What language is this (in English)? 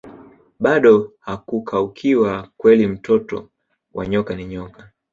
Swahili